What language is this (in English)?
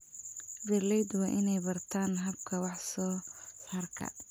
Somali